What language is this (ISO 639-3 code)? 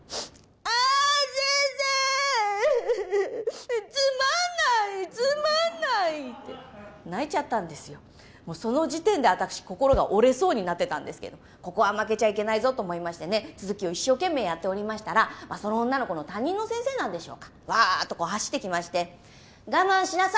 jpn